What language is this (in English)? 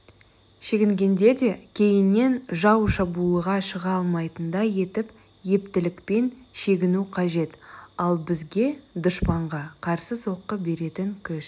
Kazakh